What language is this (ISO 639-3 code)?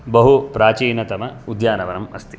san